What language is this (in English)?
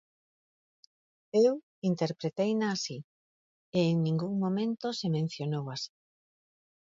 Galician